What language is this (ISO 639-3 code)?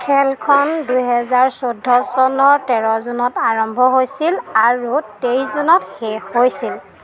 asm